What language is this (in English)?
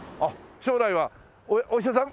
Japanese